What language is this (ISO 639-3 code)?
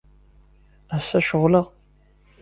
kab